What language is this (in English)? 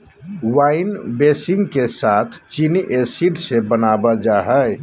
Magahi